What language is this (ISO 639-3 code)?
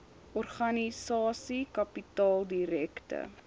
afr